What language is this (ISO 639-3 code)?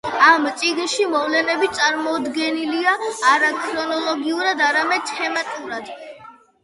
kat